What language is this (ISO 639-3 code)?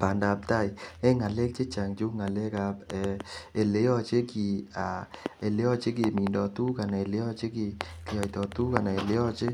kln